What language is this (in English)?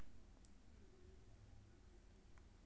Maithili